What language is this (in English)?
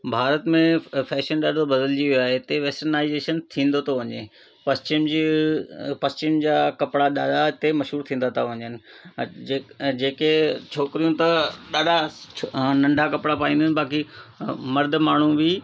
Sindhi